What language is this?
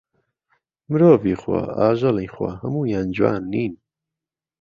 Central Kurdish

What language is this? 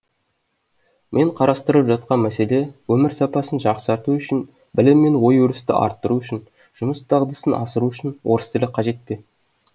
Kazakh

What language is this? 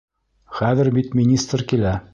Bashkir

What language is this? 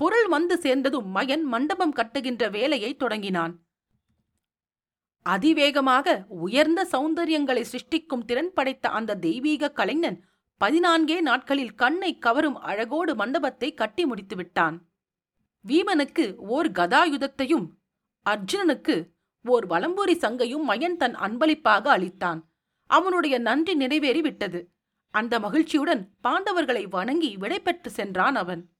Tamil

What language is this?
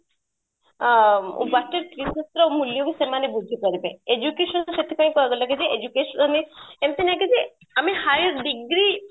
Odia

